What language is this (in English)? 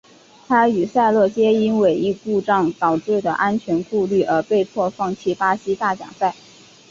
Chinese